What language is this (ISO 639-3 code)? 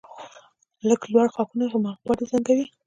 pus